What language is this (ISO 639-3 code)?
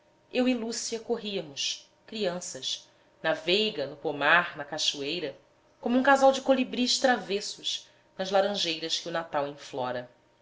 por